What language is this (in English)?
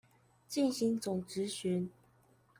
Chinese